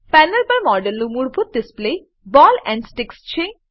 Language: Gujarati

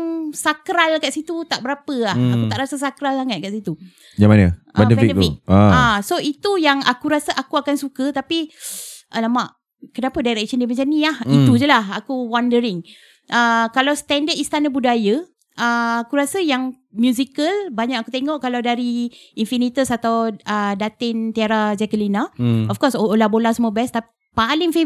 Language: Malay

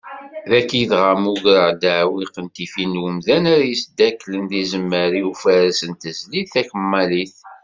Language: Kabyle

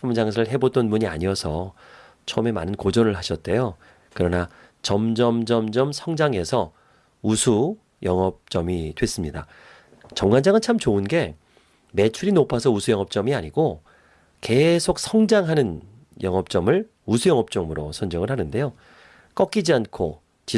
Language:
Korean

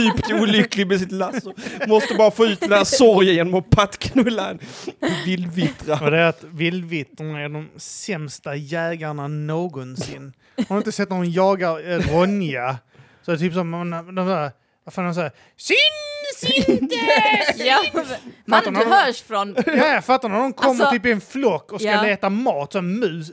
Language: Swedish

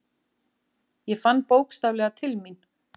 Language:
Icelandic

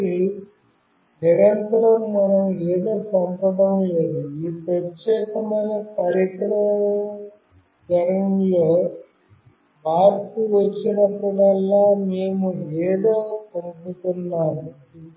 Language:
Telugu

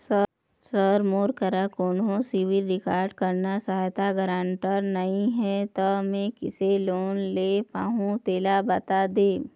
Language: Chhattisgarhi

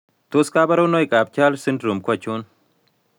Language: Kalenjin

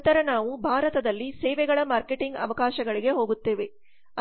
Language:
Kannada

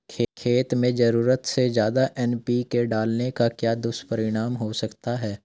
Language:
Hindi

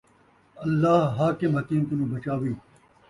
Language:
Saraiki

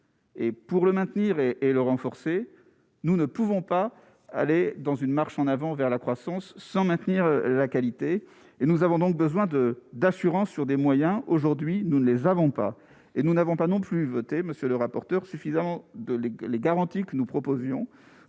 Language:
French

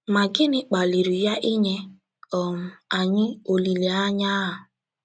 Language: Igbo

